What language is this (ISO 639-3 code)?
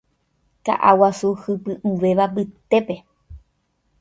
grn